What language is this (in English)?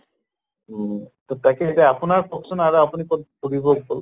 Assamese